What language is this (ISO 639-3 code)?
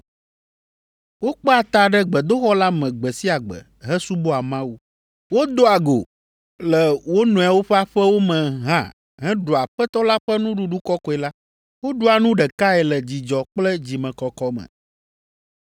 ewe